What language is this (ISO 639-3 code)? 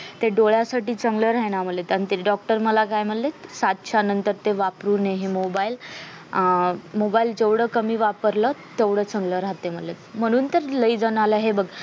mar